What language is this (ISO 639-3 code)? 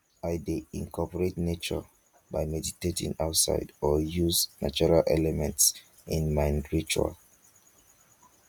pcm